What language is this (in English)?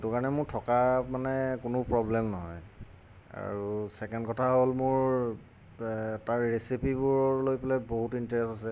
Assamese